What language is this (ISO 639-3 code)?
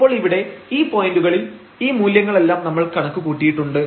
mal